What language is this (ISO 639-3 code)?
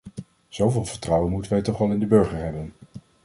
nld